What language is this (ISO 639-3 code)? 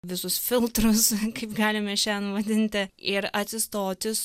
lit